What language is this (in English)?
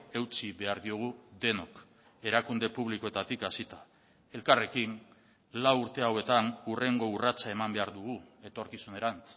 Basque